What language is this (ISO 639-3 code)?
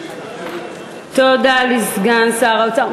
heb